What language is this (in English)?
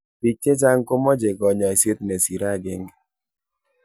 Kalenjin